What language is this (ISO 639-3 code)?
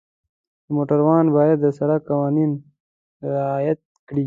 pus